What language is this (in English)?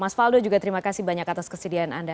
Indonesian